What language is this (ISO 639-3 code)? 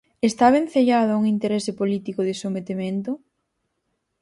glg